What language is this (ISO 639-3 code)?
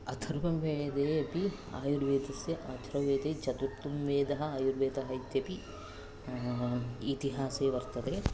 san